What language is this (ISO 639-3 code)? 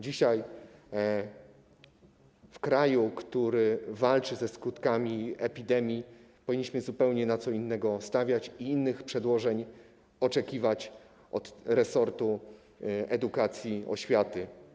pol